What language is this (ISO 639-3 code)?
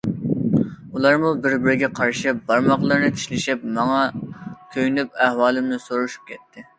uig